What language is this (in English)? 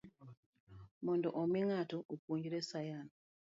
Luo (Kenya and Tanzania)